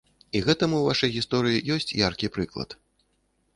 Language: Belarusian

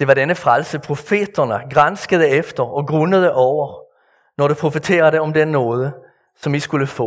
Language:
Danish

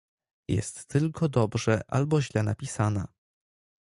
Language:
Polish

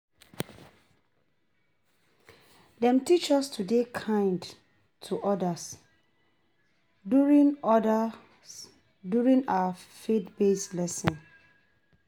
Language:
Nigerian Pidgin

